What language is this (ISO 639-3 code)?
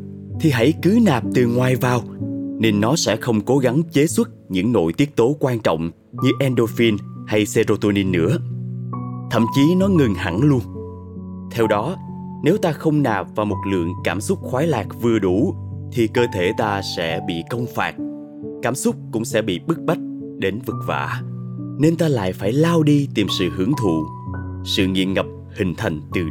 vie